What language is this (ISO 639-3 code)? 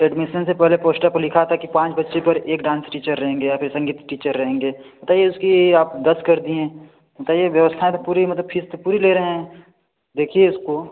hin